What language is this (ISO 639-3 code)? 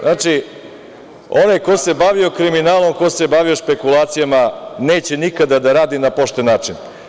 srp